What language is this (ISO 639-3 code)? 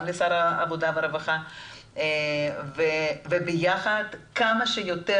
heb